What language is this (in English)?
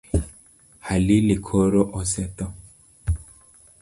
Luo (Kenya and Tanzania)